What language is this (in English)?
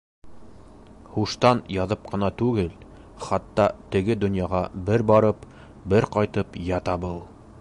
Bashkir